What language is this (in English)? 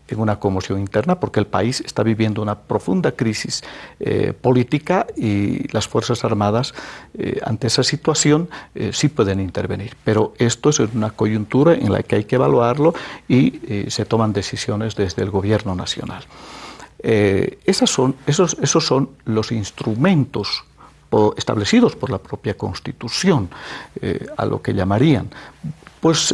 Spanish